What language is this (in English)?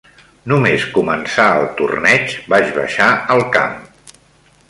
Catalan